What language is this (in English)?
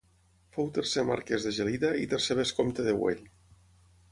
Catalan